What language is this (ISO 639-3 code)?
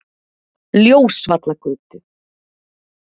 isl